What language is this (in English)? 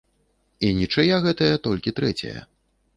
Belarusian